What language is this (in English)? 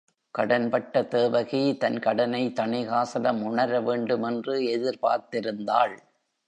Tamil